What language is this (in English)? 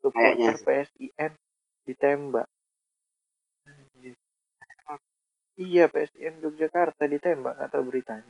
Indonesian